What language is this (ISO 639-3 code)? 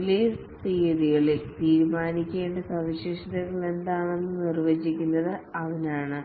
mal